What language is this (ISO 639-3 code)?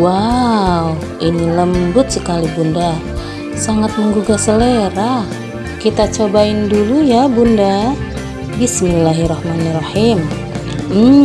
ind